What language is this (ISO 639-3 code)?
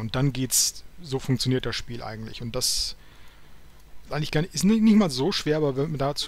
deu